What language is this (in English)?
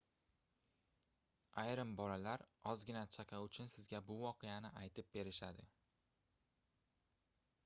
Uzbek